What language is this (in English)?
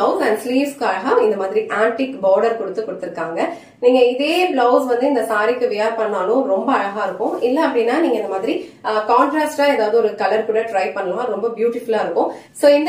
Tamil